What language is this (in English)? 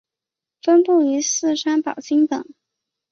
Chinese